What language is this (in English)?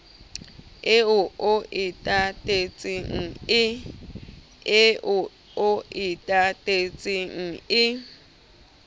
Southern Sotho